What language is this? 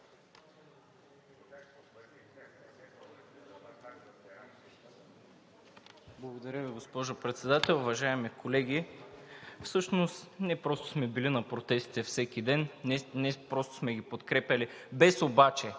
Bulgarian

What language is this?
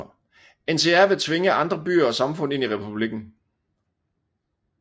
Danish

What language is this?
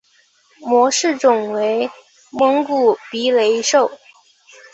Chinese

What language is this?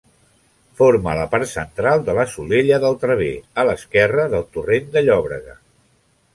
Catalan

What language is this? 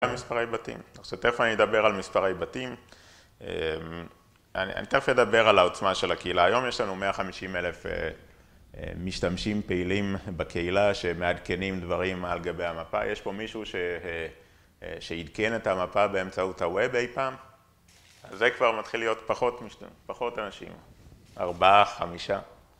Hebrew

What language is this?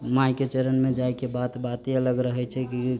Maithili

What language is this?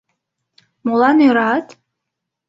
Mari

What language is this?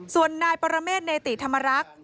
Thai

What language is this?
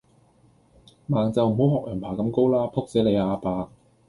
Cantonese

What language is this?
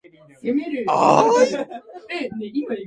Japanese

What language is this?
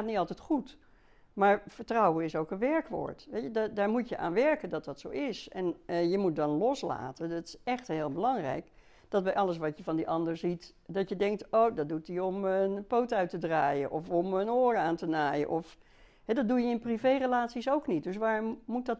Dutch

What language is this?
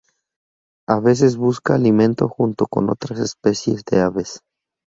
Spanish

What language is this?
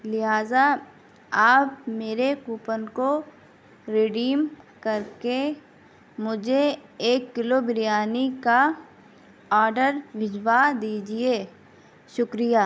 Urdu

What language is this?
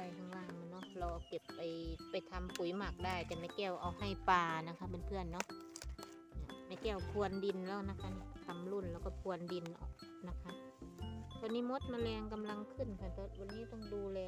Thai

